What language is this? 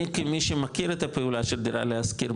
Hebrew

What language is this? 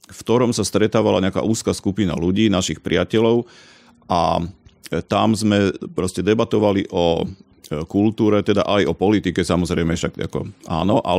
Slovak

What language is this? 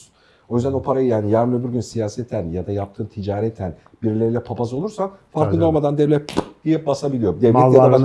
Turkish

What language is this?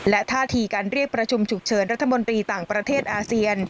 Thai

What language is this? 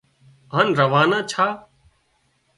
Wadiyara Koli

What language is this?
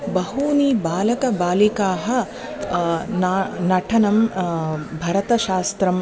Sanskrit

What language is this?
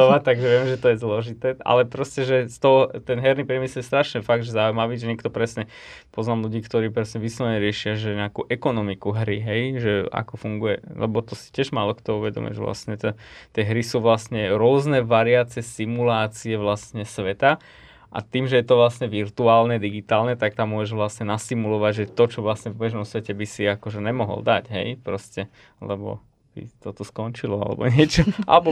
Slovak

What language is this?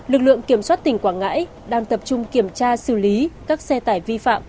Vietnamese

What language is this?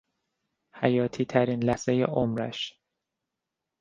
Persian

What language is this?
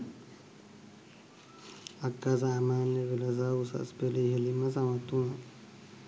Sinhala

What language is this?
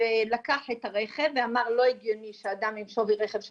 Hebrew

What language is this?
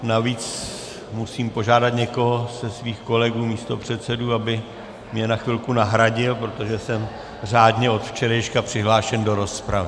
Czech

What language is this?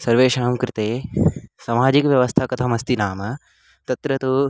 Sanskrit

